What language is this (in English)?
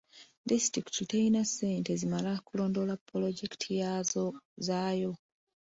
Ganda